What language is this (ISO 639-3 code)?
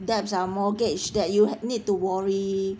eng